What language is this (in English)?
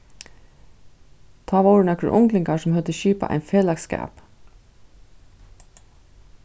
Faroese